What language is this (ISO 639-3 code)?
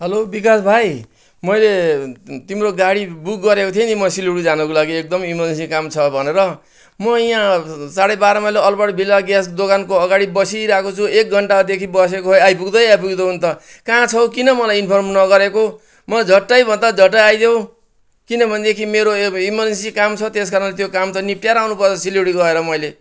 nep